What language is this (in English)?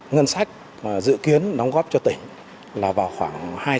Vietnamese